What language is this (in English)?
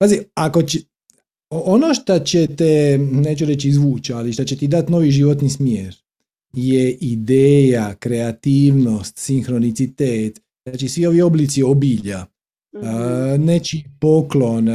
Croatian